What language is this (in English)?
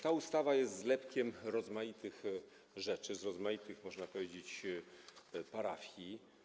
Polish